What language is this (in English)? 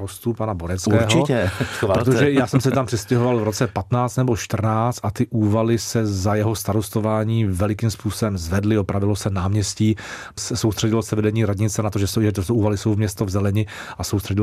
Czech